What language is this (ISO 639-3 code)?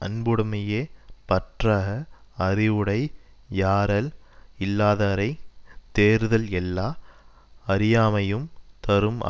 tam